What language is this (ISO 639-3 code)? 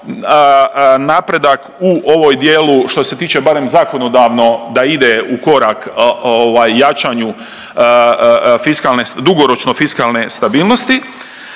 hrv